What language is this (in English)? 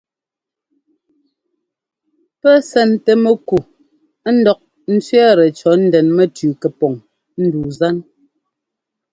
Ngomba